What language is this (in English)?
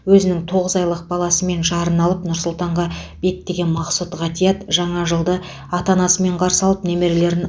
Kazakh